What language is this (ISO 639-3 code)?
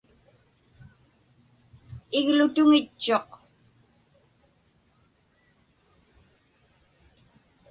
ipk